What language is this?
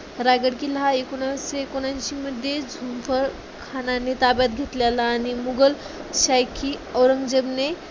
Marathi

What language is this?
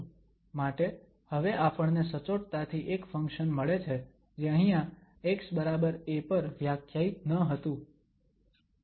Gujarati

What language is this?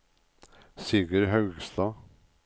Norwegian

